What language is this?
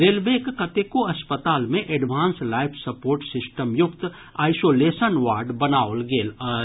Maithili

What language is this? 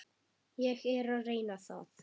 Icelandic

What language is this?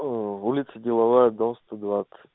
Russian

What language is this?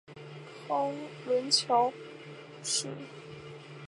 Chinese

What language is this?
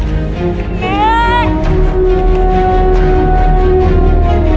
Thai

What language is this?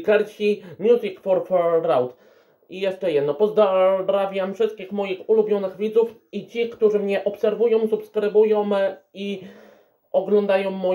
Polish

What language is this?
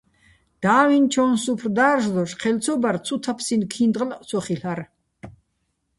Bats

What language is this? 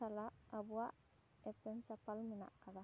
Santali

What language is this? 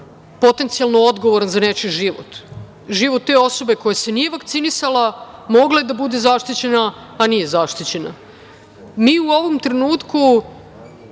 Serbian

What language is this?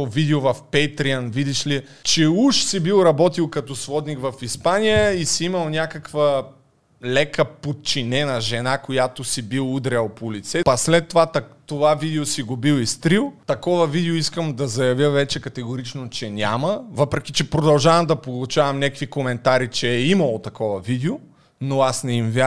Bulgarian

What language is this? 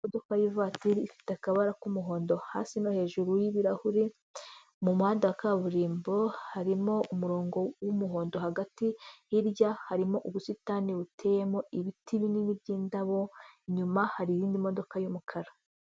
Kinyarwanda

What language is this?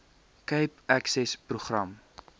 Afrikaans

